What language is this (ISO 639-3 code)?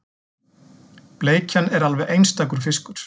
isl